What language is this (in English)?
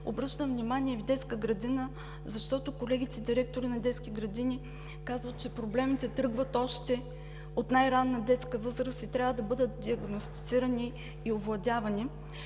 Bulgarian